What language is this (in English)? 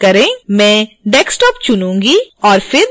Hindi